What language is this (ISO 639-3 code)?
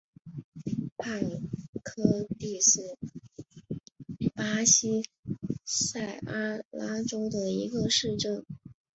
zho